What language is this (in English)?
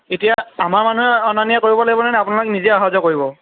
Assamese